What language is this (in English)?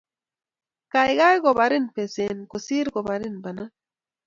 Kalenjin